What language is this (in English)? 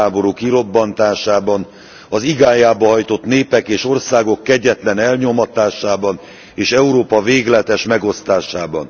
Hungarian